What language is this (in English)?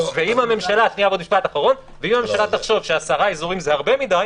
Hebrew